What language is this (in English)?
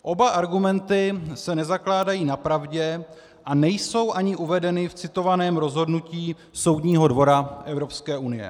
Czech